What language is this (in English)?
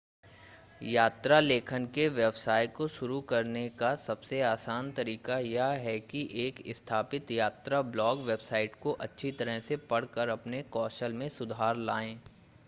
Hindi